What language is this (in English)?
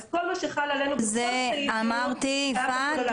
Hebrew